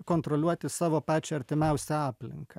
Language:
Lithuanian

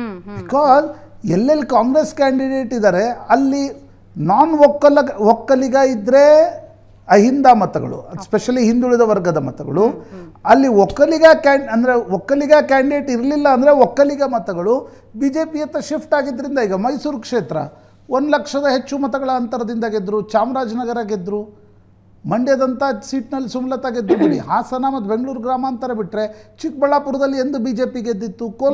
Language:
Kannada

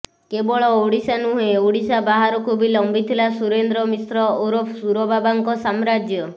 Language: Odia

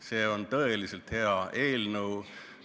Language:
Estonian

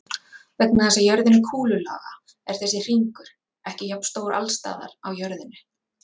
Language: Icelandic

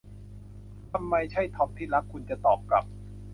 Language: Thai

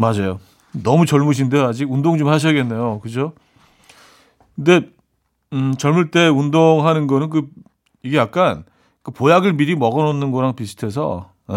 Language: Korean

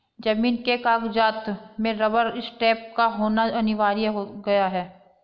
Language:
Hindi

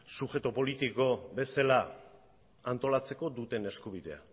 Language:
Basque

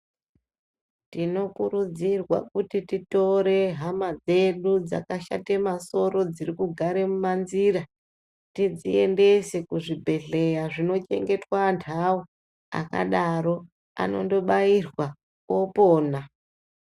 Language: Ndau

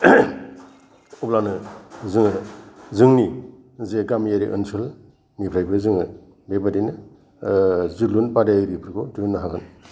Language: Bodo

